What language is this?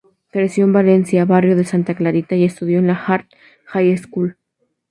Spanish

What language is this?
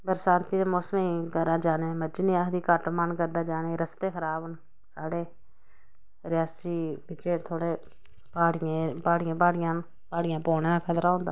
Dogri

